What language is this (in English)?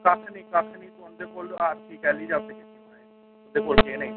Dogri